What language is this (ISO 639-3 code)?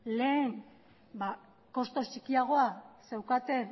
eus